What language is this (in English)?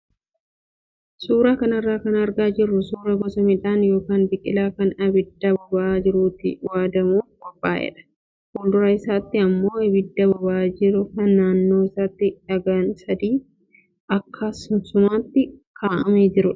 Oromo